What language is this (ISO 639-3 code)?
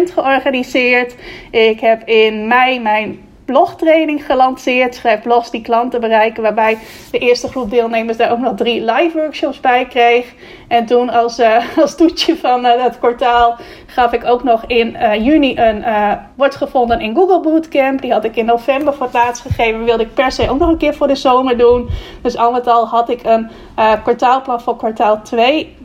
nld